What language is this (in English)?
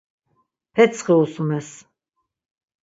Laz